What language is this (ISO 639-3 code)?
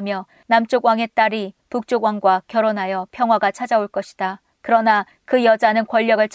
kor